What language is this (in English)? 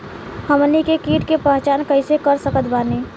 Bhojpuri